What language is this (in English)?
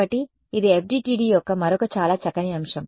Telugu